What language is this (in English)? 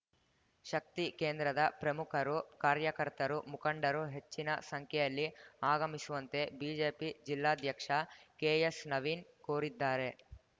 Kannada